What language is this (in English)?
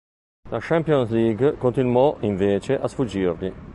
Italian